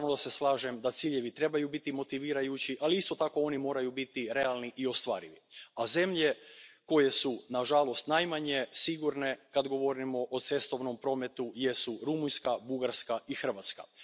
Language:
Croatian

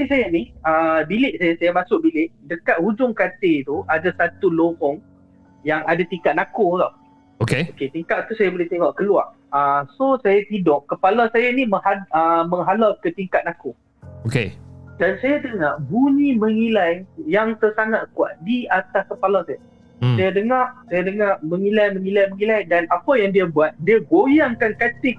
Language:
Malay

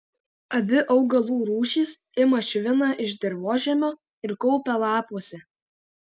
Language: Lithuanian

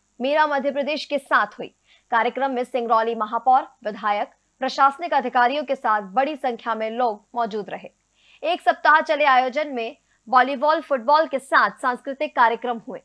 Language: Hindi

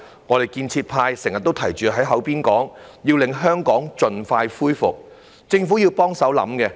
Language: Cantonese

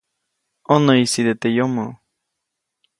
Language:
Copainalá Zoque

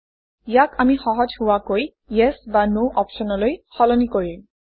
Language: Assamese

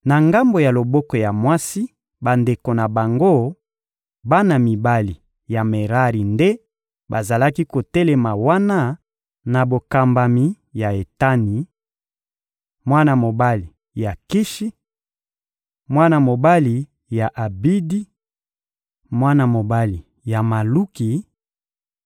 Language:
Lingala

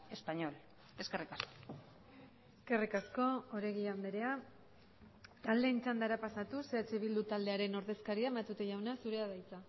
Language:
Basque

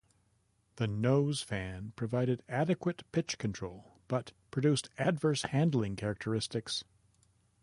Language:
English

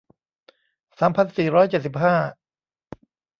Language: Thai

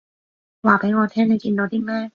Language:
Cantonese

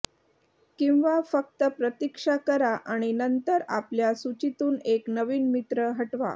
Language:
Marathi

